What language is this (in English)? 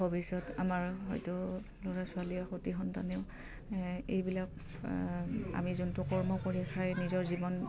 Assamese